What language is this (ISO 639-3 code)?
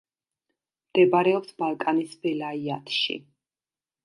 kat